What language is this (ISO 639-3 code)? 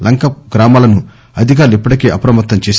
tel